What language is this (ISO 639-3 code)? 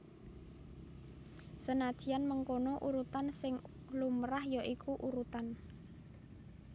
jav